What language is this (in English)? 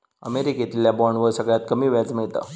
Marathi